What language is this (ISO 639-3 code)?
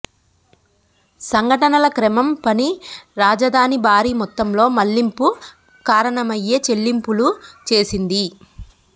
tel